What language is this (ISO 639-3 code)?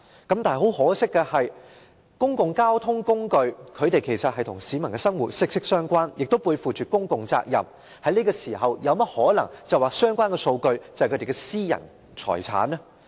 yue